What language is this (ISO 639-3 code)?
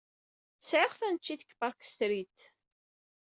kab